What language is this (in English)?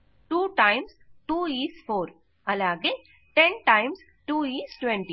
Telugu